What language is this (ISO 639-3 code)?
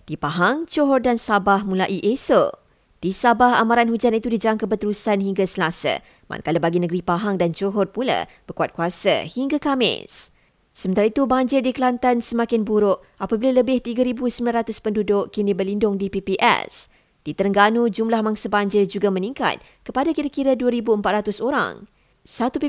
msa